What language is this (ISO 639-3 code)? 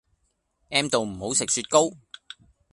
yue